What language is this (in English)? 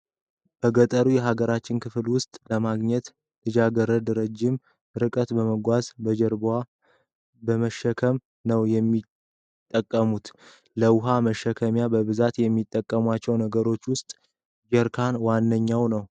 Amharic